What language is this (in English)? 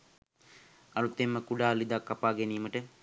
Sinhala